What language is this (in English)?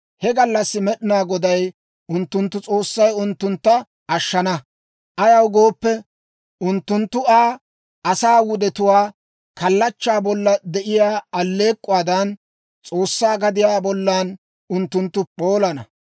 Dawro